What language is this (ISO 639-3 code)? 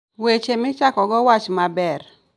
luo